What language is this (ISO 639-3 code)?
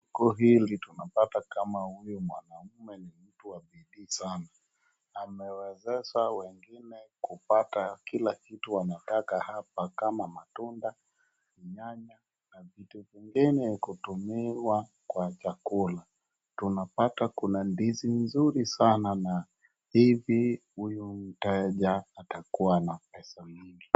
swa